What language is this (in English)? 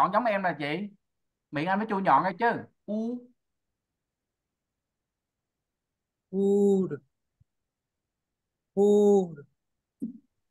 Vietnamese